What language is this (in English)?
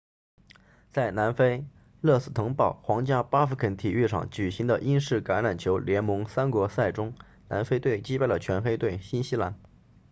Chinese